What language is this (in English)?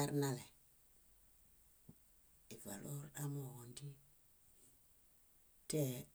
Bayot